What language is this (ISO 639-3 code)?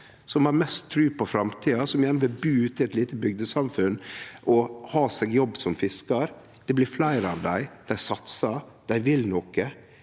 nor